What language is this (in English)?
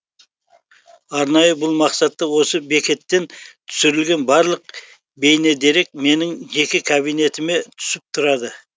Kazakh